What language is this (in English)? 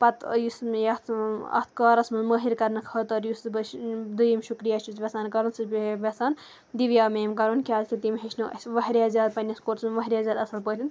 Kashmiri